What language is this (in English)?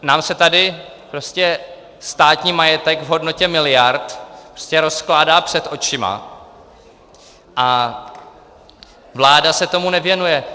Czech